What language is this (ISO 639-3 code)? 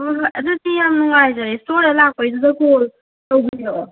mni